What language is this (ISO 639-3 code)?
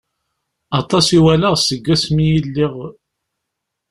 kab